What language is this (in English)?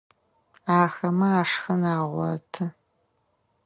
Adyghe